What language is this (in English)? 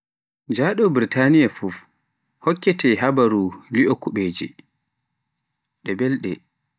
Pular